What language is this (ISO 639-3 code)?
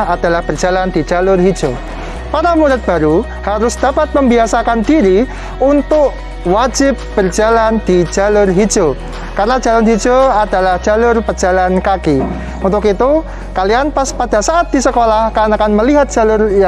ind